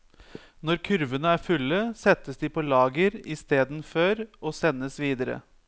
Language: Norwegian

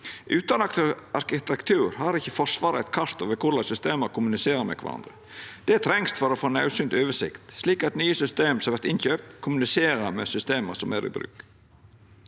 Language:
Norwegian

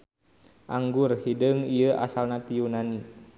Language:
Sundanese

